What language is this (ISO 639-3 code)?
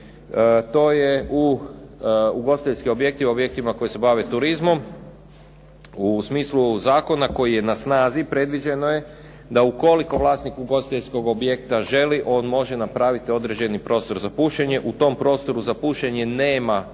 hrv